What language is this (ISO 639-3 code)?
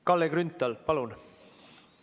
est